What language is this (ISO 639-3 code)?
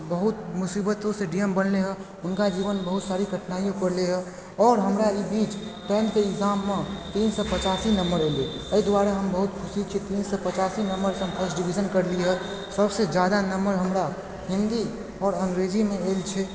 mai